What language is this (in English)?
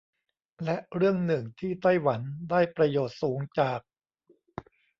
Thai